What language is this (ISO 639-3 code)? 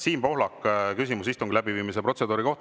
est